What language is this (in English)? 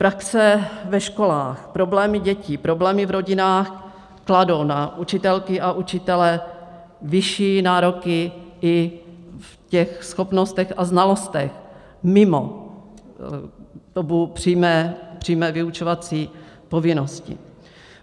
Czech